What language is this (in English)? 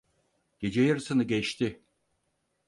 Turkish